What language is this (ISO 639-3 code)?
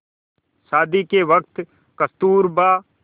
hin